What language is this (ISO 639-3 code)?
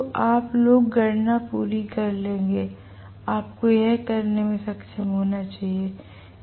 hin